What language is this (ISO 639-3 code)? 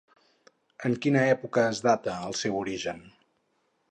cat